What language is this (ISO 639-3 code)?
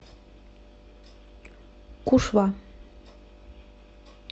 rus